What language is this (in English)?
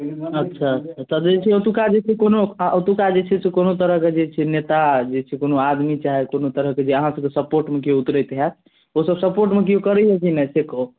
Maithili